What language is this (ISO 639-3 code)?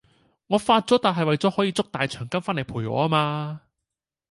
yue